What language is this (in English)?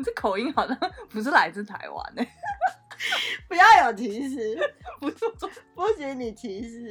Chinese